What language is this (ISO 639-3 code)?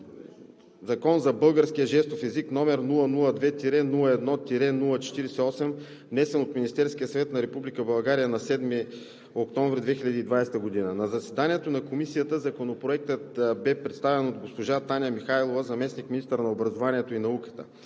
bul